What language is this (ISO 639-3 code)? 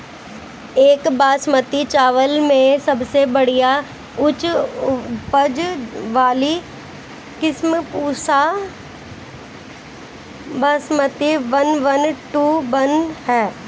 bho